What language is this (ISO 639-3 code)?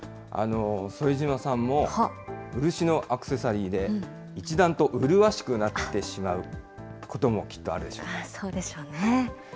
jpn